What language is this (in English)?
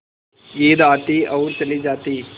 Hindi